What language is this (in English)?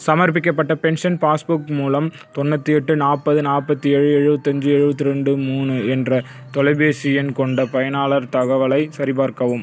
Tamil